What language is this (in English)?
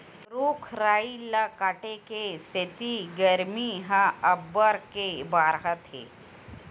Chhattisgarhi